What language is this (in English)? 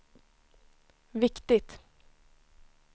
Swedish